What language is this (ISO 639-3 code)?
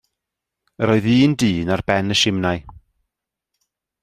cym